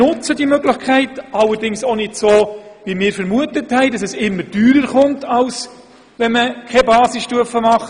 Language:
Swiss German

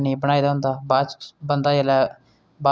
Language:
Dogri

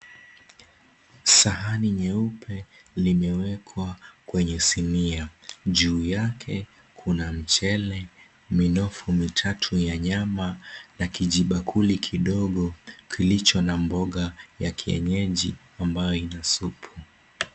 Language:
Swahili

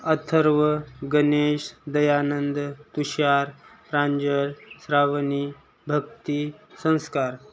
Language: Marathi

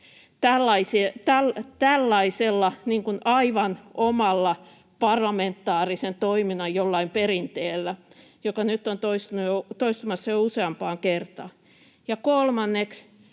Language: Finnish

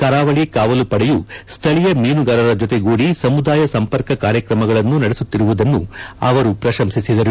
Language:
Kannada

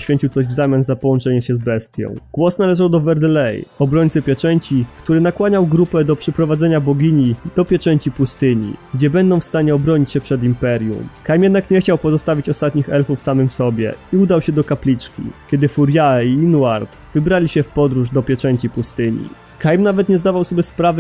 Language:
Polish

